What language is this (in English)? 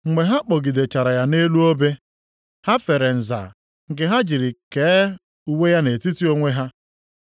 Igbo